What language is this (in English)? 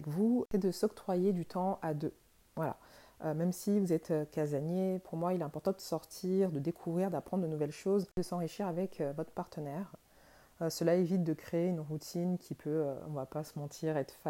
French